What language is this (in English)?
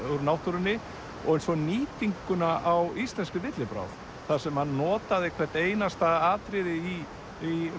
Icelandic